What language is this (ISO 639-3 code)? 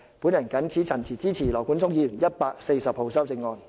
yue